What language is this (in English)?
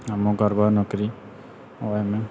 Maithili